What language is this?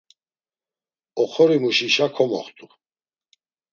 Laz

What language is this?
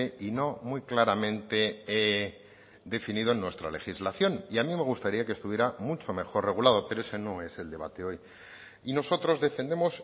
Spanish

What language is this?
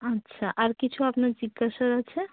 Bangla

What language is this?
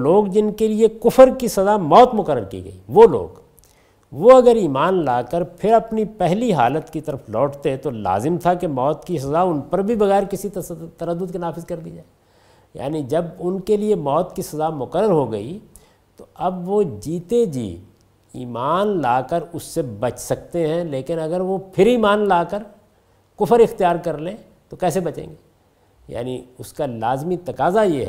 Urdu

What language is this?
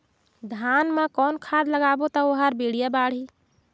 Chhattisgarhi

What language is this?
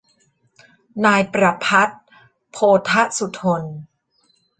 Thai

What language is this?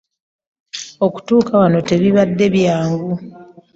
Ganda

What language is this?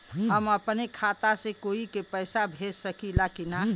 Bhojpuri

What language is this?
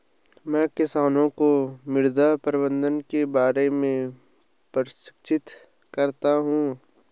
Hindi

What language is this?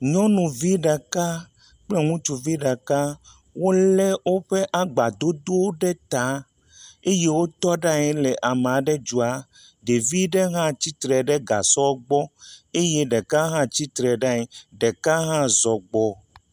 Ewe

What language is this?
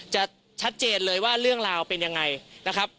Thai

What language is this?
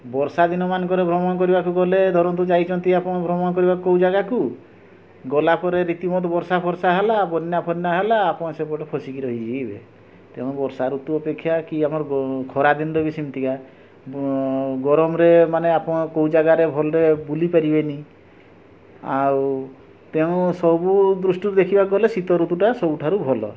Odia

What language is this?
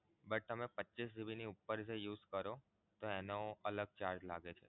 Gujarati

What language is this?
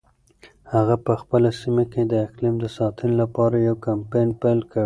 Pashto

